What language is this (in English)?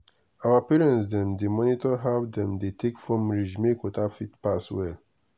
Nigerian Pidgin